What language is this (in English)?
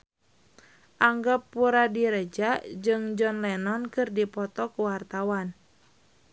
Sundanese